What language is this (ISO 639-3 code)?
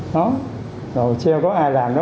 vie